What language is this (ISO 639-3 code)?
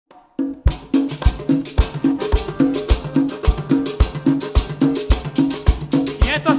tha